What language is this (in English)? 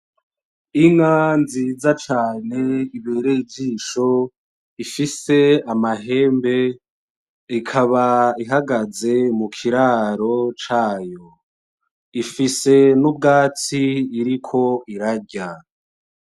Rundi